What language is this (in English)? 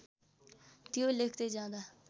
Nepali